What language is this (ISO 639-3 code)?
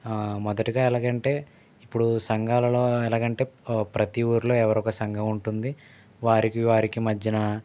tel